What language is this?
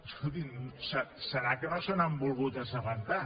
Catalan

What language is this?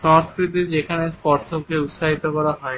Bangla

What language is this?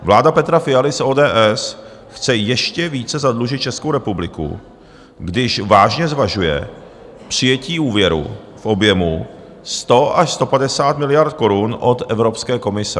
Czech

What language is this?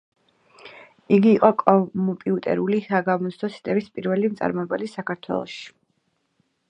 Georgian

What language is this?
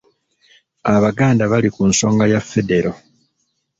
Ganda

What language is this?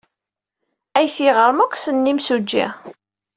Kabyle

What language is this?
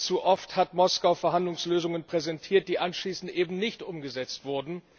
German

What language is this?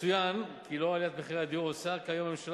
Hebrew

